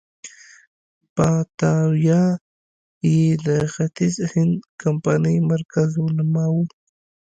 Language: Pashto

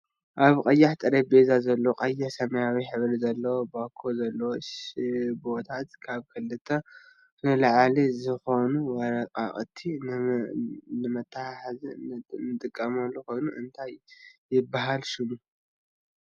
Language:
Tigrinya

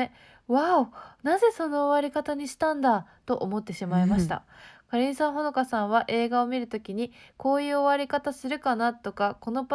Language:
Japanese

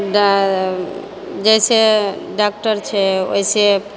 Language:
Maithili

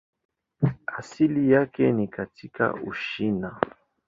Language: Swahili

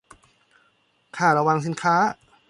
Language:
Thai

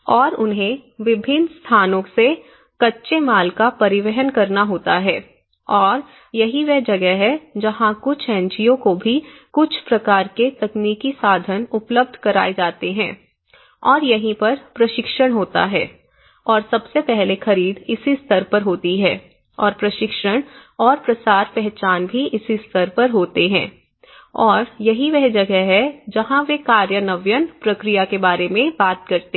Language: Hindi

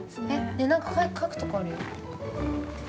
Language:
Japanese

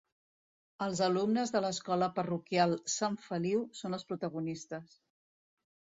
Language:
Catalan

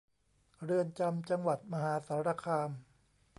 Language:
Thai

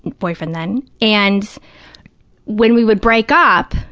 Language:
English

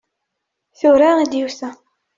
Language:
Kabyle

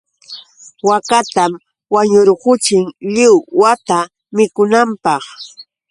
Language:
Yauyos Quechua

